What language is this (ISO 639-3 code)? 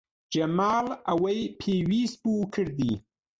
ckb